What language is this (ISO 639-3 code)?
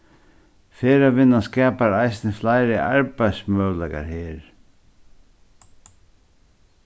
fao